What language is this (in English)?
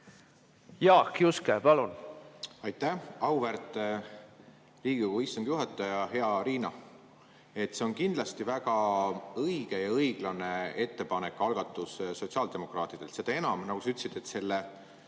Estonian